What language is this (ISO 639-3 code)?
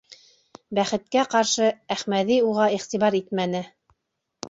bak